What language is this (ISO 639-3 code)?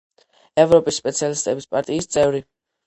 kat